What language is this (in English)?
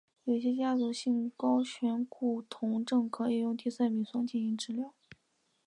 Chinese